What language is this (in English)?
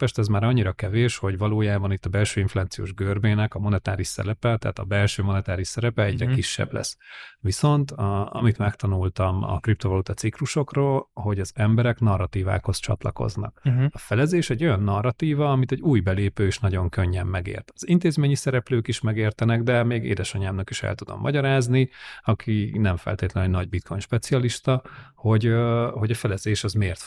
Hungarian